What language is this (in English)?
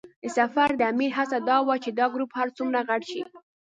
Pashto